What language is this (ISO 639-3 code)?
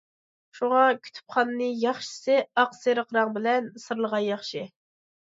uig